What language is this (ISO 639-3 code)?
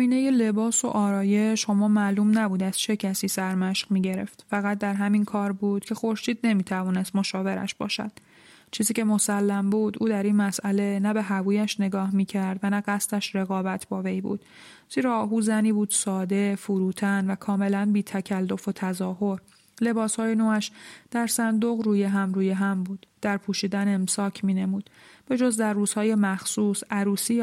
fas